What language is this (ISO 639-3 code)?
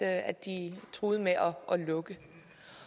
dan